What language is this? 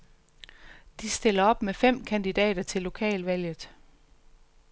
Danish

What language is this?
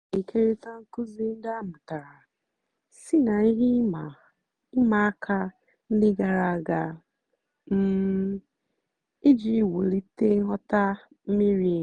Igbo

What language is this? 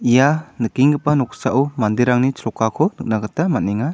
Garo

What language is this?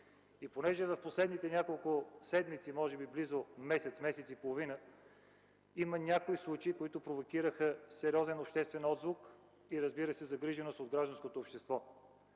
Bulgarian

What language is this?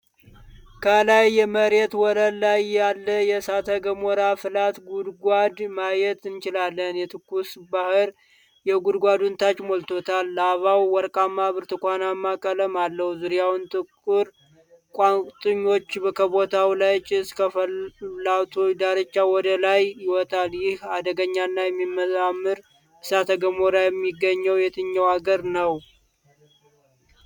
Amharic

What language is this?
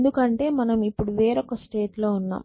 Telugu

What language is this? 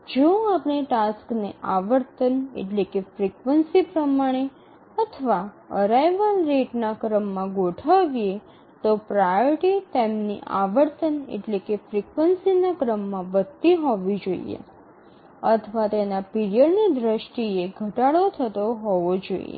Gujarati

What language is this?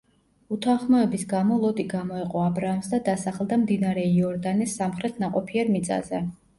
Georgian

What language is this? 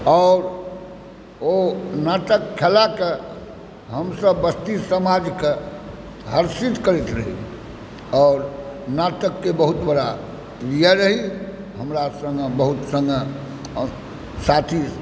Maithili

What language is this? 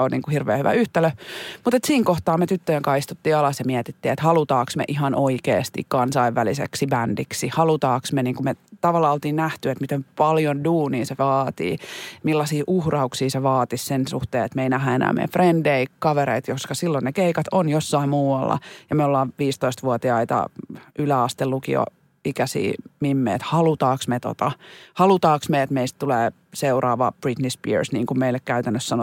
Finnish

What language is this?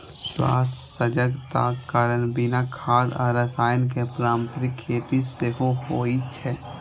Maithili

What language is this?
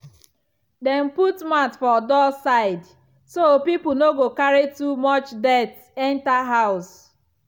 Nigerian Pidgin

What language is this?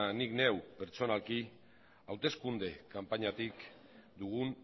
Basque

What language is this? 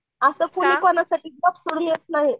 Marathi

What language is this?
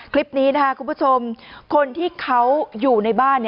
Thai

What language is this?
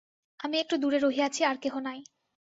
Bangla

